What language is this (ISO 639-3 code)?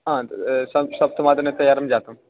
san